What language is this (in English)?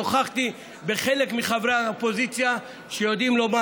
Hebrew